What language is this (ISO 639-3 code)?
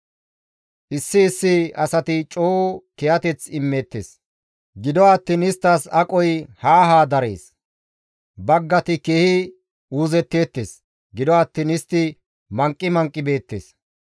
gmv